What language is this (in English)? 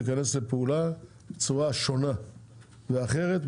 Hebrew